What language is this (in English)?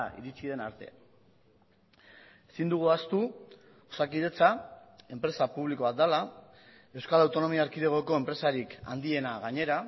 Basque